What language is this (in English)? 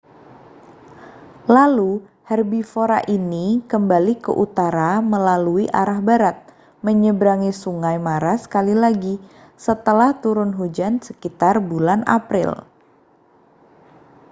Indonesian